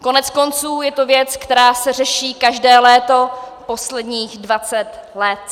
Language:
Czech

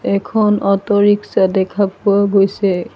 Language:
Assamese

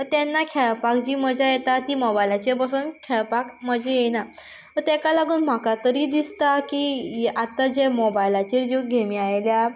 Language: Konkani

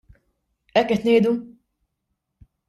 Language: Maltese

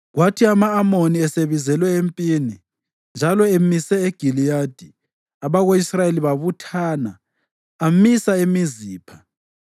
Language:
North Ndebele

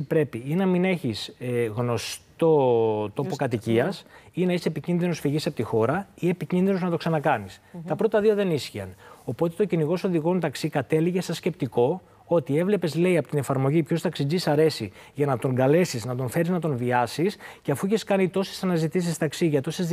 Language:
Greek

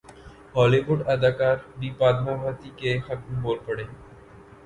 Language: Urdu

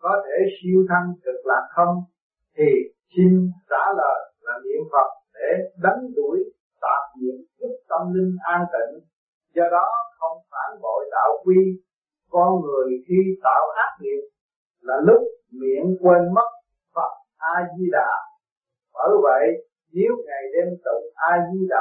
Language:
Vietnamese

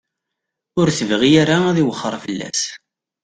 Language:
Kabyle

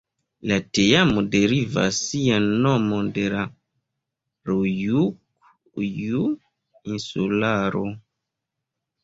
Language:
Esperanto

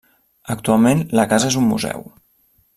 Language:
Catalan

